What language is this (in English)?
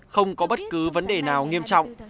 Vietnamese